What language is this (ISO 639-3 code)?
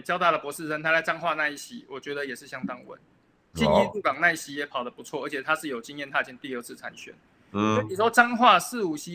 zho